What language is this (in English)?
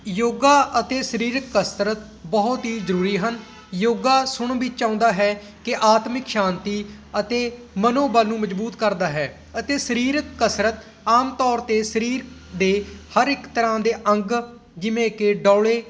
Punjabi